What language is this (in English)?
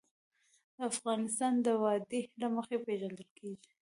Pashto